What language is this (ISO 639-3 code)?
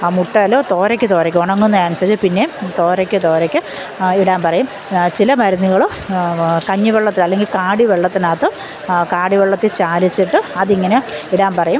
mal